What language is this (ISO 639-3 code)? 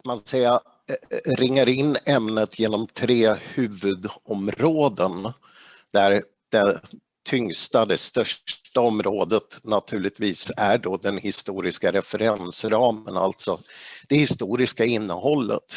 swe